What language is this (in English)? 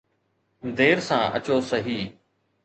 Sindhi